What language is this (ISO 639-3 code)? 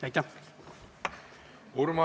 est